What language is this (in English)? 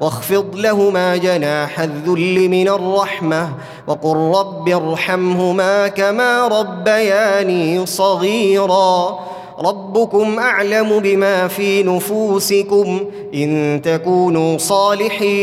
Arabic